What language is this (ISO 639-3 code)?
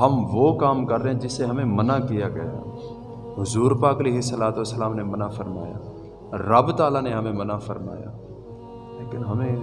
urd